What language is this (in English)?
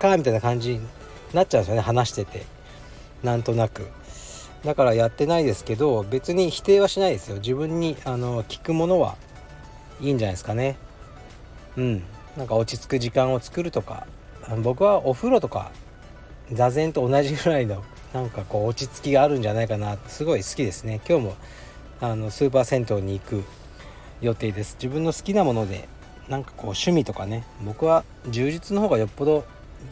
Japanese